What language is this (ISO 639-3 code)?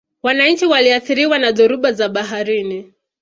swa